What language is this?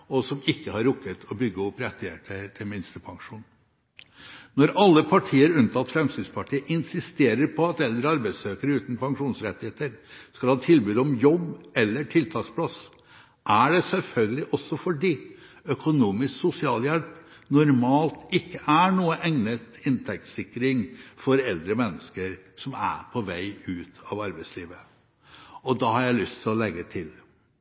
Norwegian Bokmål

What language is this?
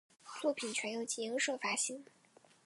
Chinese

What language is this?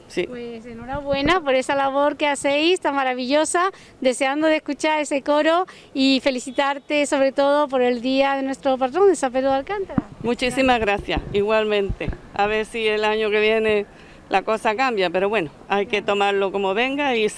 Spanish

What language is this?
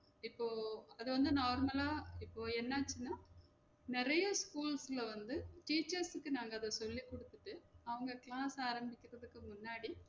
Tamil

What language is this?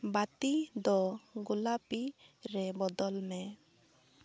Santali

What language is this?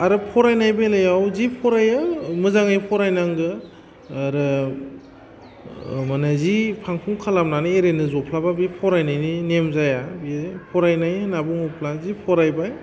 Bodo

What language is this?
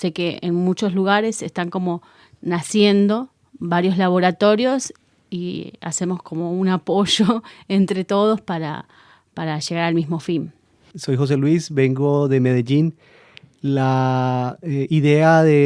Spanish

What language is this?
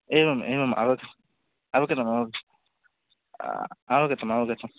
Sanskrit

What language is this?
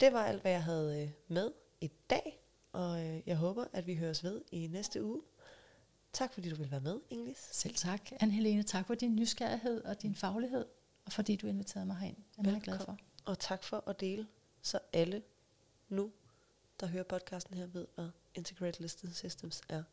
Danish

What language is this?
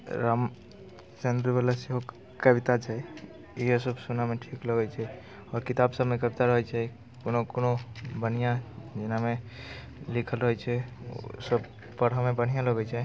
Maithili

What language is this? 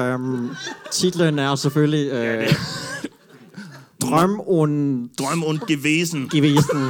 Danish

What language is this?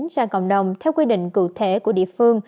Vietnamese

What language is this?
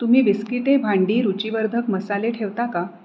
Marathi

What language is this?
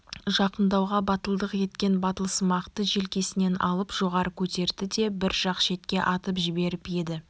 Kazakh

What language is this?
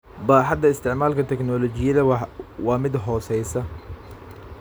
Somali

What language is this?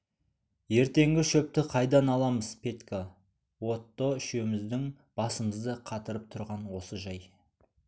Kazakh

